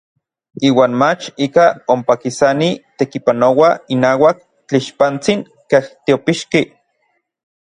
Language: Orizaba Nahuatl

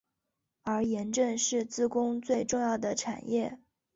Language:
Chinese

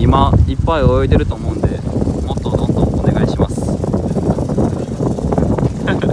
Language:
Japanese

